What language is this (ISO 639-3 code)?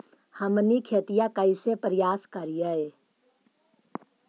mag